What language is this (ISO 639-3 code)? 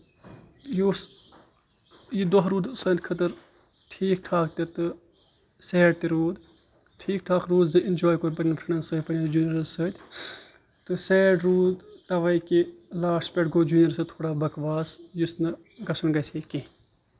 kas